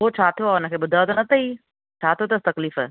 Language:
Sindhi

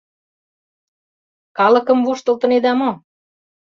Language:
Mari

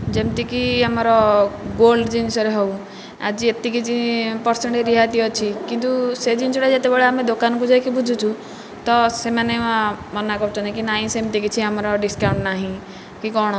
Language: Odia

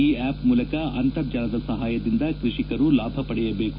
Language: Kannada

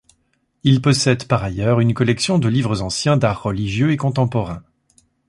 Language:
French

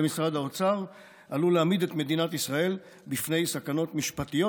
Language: Hebrew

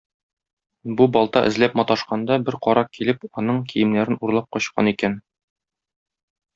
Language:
Tatar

